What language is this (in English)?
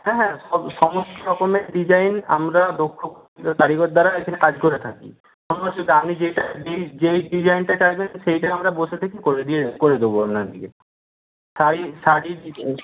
Bangla